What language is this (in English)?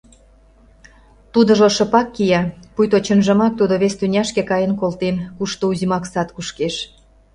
Mari